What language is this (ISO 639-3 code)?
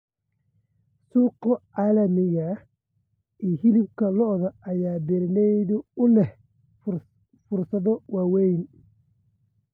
som